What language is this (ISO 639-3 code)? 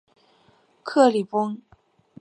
zho